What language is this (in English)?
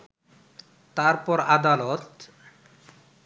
Bangla